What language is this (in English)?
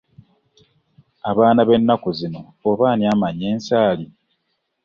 Ganda